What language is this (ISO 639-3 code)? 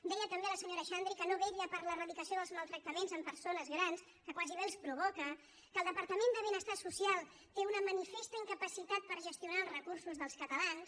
cat